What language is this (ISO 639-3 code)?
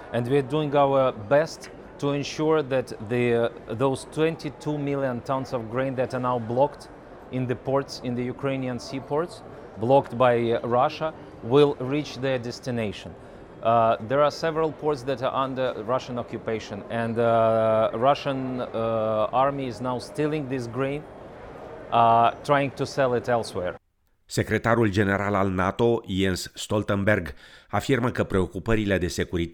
ron